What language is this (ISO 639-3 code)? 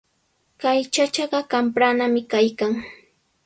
qws